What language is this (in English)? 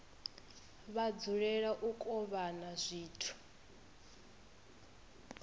Venda